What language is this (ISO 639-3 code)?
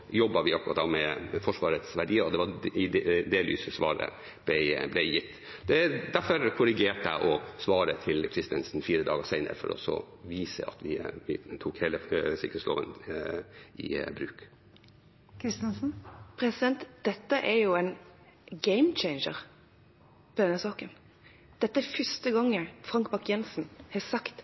nob